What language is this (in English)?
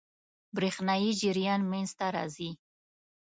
Pashto